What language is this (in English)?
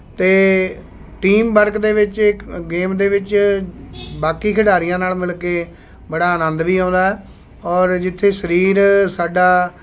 Punjabi